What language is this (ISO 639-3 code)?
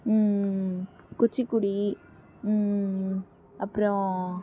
tam